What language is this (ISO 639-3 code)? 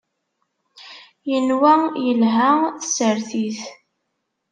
kab